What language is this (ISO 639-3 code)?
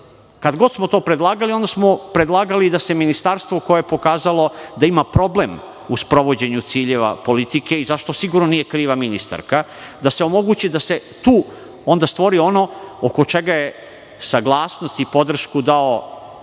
srp